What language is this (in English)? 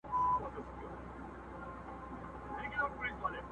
Pashto